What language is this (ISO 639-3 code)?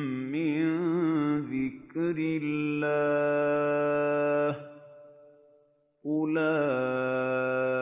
ara